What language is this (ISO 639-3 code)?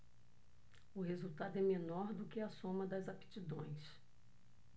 por